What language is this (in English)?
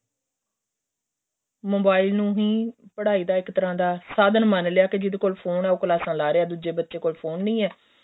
Punjabi